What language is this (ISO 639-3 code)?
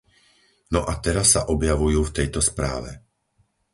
slk